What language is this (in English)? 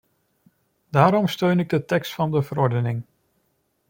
Dutch